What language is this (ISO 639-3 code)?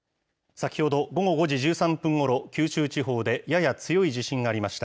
jpn